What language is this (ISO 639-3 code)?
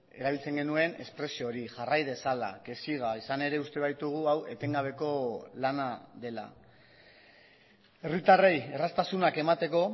eus